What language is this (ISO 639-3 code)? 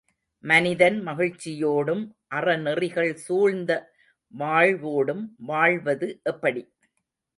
tam